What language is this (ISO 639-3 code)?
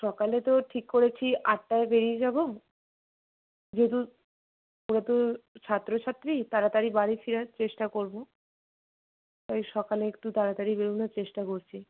ben